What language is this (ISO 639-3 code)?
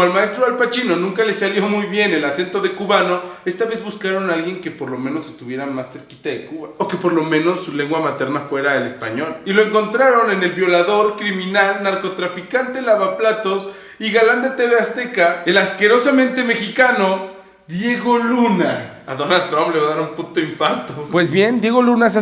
spa